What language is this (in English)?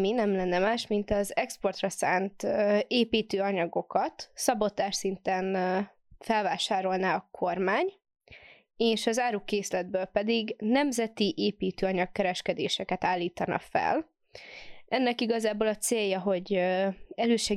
Hungarian